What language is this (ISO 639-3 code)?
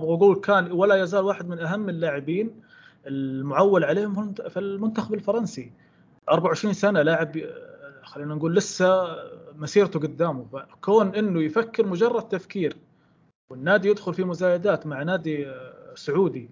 ara